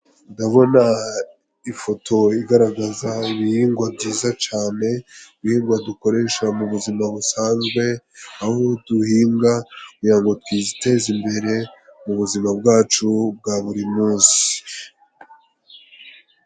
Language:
Kinyarwanda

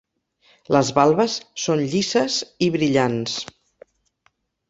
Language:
Catalan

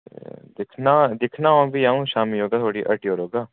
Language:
Dogri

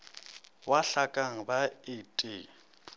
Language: Northern Sotho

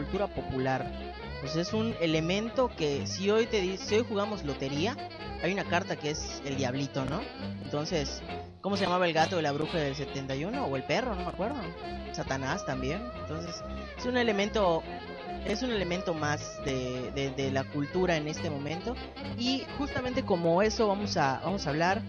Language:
Spanish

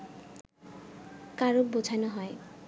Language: Bangla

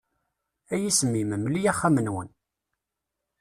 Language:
Kabyle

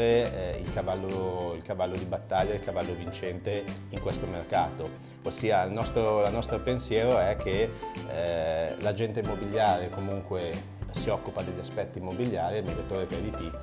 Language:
Italian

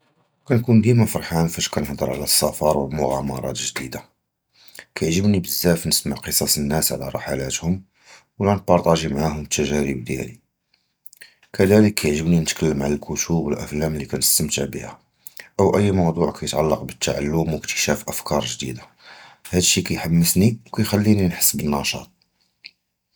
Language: Judeo-Arabic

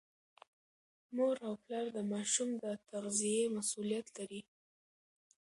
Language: Pashto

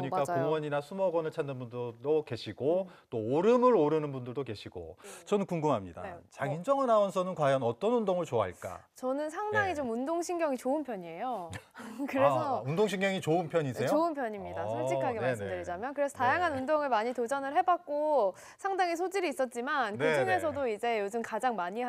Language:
Korean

